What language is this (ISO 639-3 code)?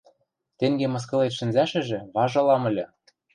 mrj